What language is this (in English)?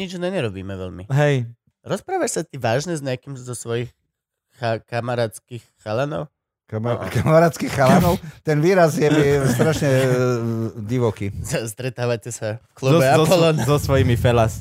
Slovak